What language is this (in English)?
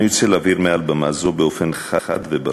Hebrew